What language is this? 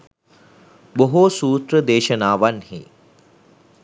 Sinhala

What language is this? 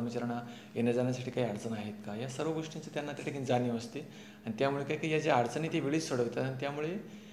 Marathi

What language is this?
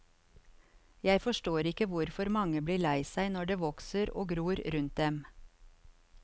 Norwegian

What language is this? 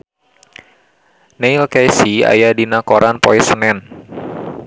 Sundanese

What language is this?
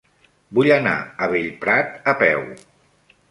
Catalan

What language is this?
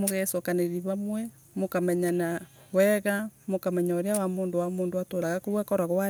Embu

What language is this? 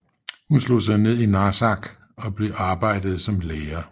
Danish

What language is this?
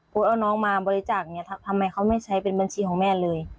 Thai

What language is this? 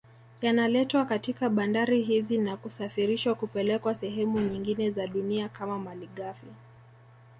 Swahili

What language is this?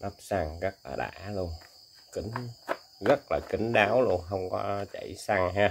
Vietnamese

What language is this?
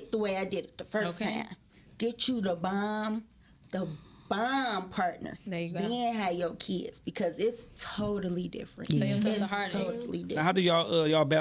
English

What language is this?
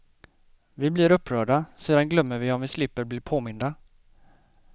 Swedish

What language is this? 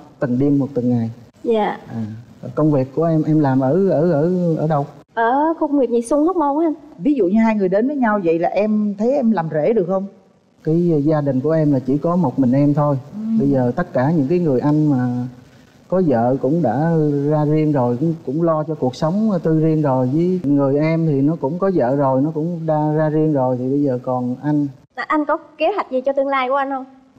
Vietnamese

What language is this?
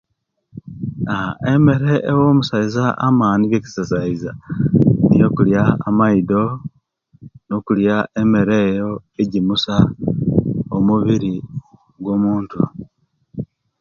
Kenyi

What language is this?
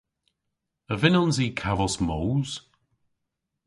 Cornish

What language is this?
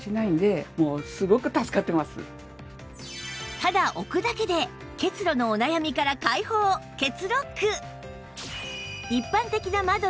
Japanese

